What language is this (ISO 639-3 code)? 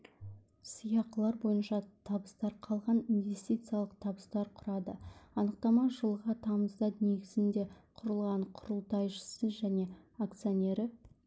kaz